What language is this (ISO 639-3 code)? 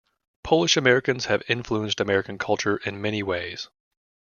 eng